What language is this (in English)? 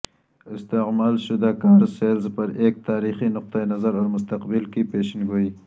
Urdu